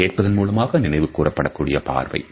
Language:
Tamil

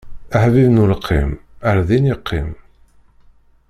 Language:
Kabyle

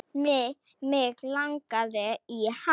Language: Icelandic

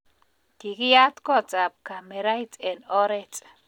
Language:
Kalenjin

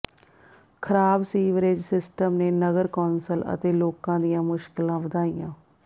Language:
Punjabi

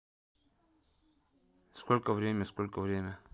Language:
Russian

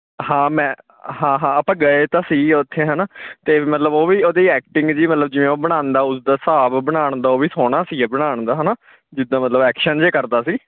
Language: Punjabi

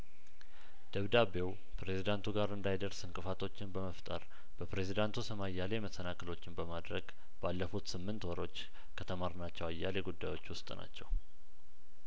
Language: Amharic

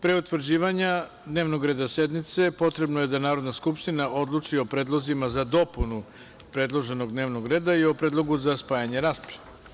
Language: Serbian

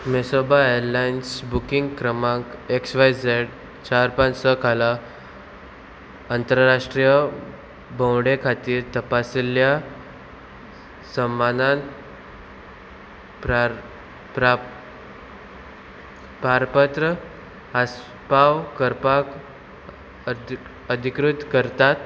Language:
Konkani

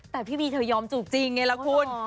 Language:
Thai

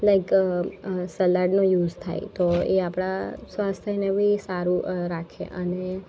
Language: Gujarati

